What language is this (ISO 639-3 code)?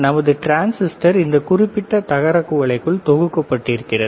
tam